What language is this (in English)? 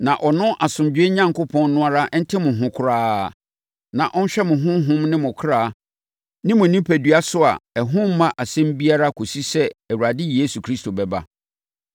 Akan